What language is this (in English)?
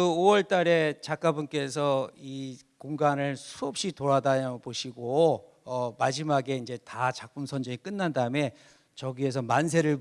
Korean